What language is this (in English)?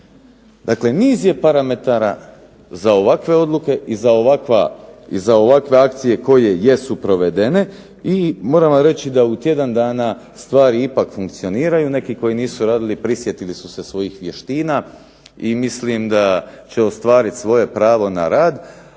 Croatian